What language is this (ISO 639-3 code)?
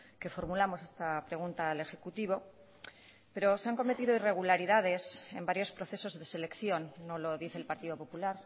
spa